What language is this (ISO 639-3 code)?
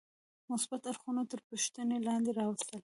pus